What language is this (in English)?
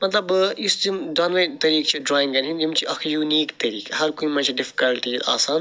Kashmiri